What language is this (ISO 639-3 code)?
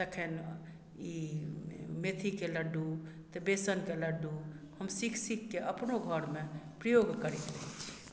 mai